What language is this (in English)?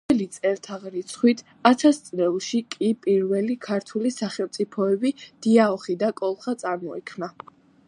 Georgian